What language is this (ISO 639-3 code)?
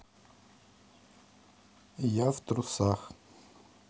rus